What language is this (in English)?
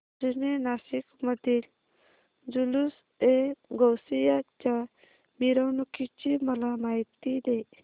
Marathi